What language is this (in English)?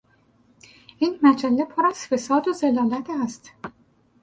Persian